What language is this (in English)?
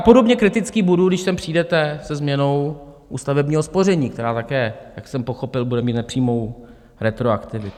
Czech